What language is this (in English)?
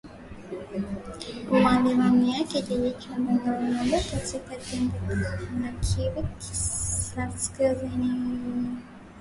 Swahili